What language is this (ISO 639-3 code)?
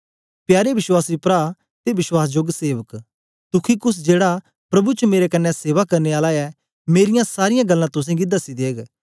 doi